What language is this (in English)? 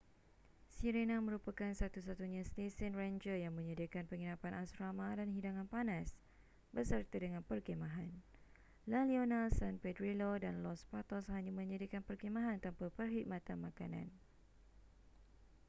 Malay